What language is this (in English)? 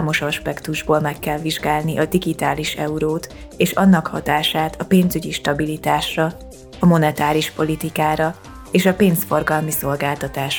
Hungarian